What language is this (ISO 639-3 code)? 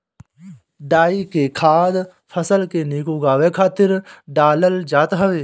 bho